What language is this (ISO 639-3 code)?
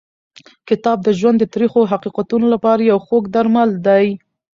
pus